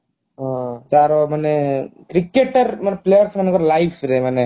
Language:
Odia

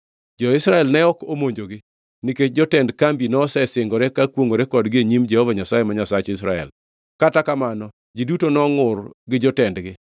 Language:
Luo (Kenya and Tanzania)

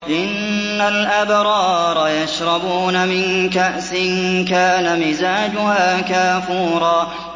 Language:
Arabic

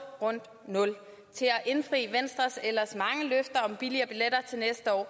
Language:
Danish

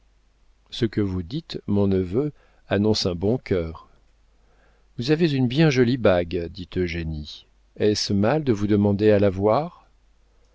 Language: French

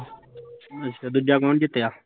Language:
Punjabi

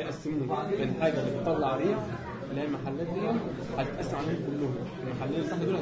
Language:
Arabic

